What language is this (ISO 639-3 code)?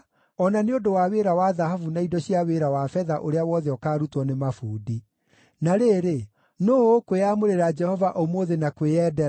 kik